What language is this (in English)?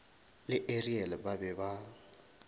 Northern Sotho